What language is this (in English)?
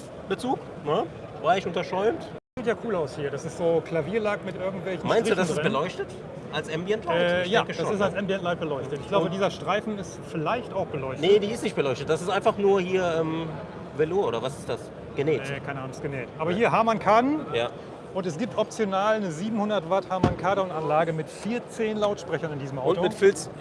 German